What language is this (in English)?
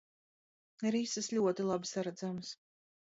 Latvian